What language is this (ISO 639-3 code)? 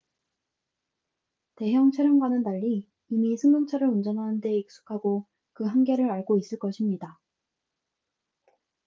kor